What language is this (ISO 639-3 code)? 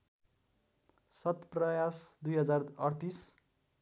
nep